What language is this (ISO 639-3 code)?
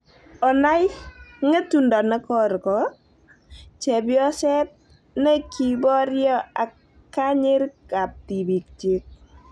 kln